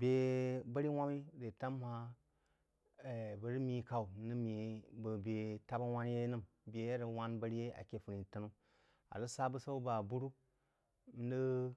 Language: Jiba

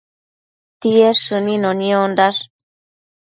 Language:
Matsés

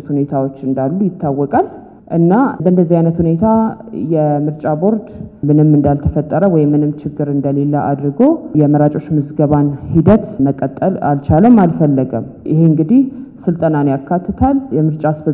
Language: Amharic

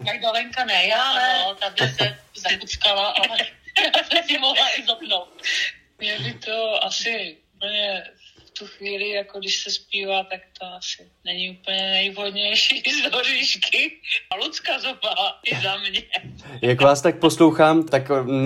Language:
Czech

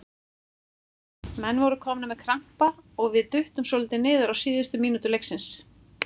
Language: Icelandic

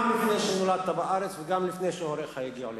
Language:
Hebrew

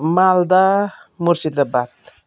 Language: Nepali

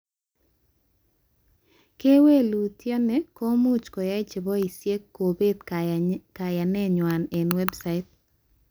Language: Kalenjin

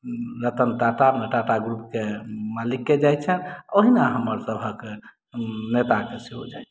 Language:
Maithili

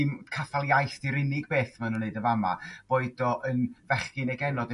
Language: Welsh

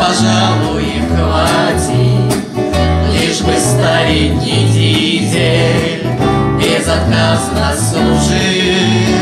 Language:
Russian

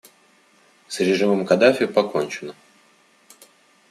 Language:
Russian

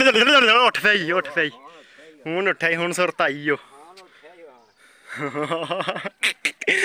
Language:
Norwegian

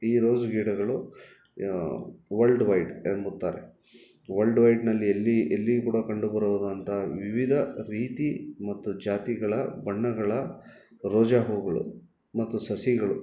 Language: Kannada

